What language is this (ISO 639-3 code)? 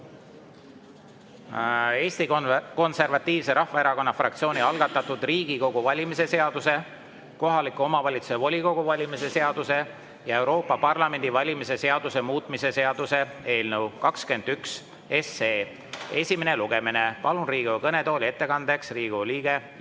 est